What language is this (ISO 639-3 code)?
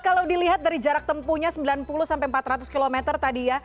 ind